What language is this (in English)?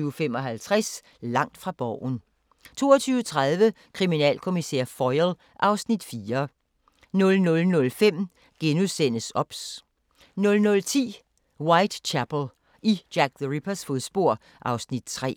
Danish